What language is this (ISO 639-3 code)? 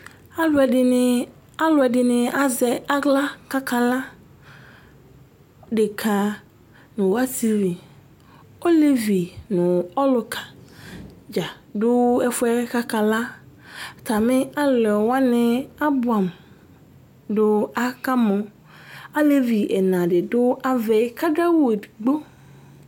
kpo